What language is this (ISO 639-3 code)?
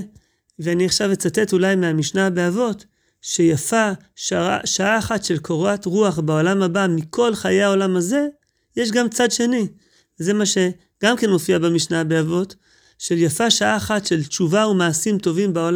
heb